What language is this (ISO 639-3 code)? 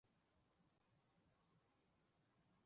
zho